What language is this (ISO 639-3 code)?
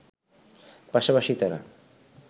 ben